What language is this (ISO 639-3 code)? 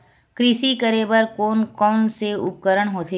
hne